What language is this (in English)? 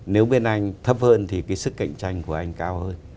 Vietnamese